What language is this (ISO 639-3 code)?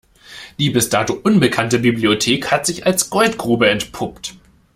deu